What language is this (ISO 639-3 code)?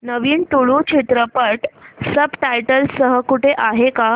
mar